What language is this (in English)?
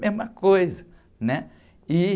Portuguese